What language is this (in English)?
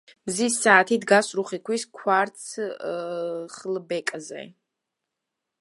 Georgian